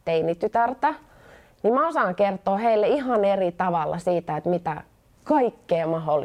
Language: Finnish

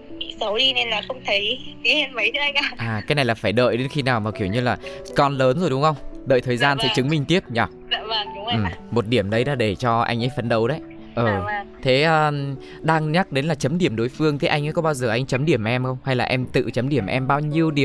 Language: Vietnamese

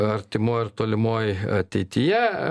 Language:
Lithuanian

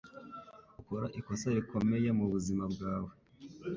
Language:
Kinyarwanda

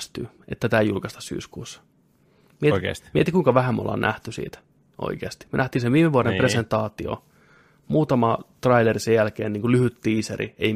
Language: Finnish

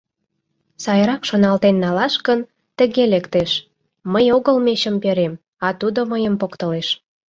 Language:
Mari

